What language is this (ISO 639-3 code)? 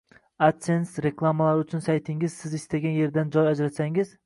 uzb